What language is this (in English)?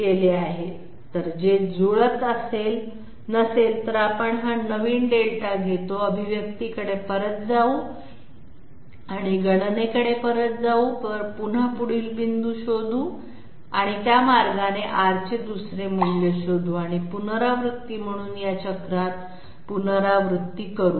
Marathi